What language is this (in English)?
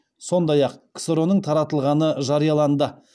Kazakh